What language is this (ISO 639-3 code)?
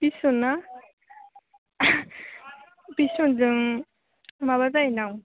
brx